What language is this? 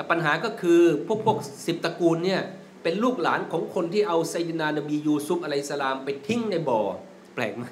Thai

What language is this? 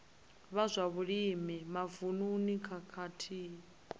Venda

